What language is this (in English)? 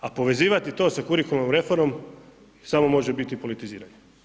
Croatian